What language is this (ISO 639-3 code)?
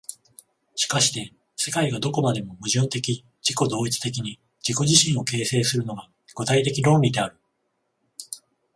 jpn